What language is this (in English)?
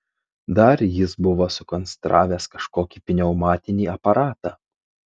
Lithuanian